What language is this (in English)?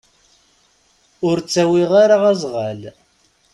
Kabyle